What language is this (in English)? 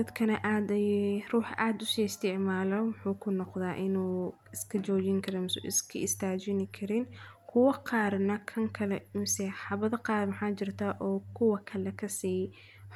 Somali